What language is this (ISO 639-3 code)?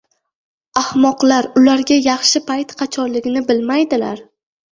uzb